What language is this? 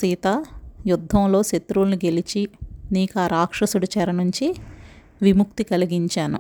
Telugu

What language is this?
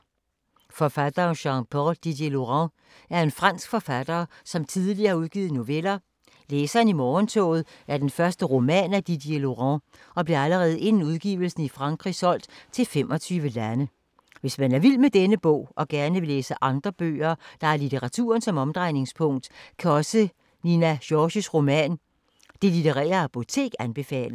Danish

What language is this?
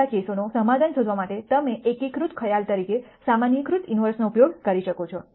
Gujarati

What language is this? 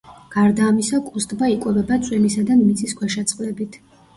Georgian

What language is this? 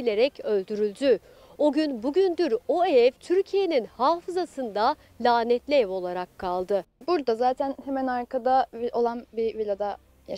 Turkish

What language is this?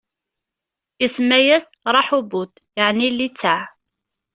Kabyle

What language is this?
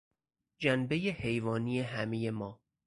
Persian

